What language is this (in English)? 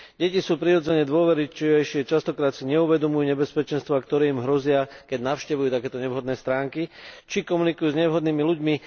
Slovak